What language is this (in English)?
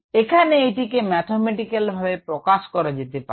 Bangla